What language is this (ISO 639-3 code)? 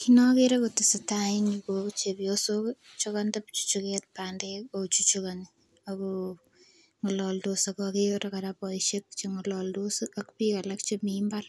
kln